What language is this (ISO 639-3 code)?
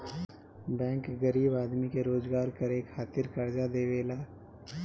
bho